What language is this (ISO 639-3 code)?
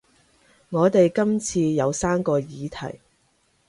yue